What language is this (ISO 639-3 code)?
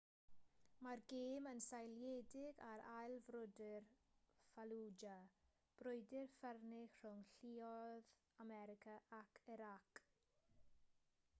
cym